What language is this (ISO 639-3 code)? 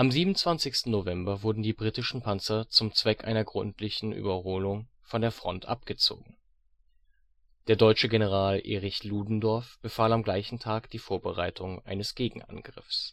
deu